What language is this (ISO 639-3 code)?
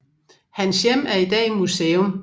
dan